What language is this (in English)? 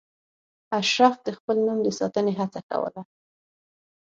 Pashto